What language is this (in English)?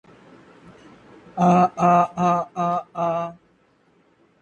English